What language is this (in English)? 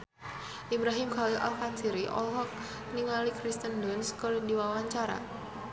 Sundanese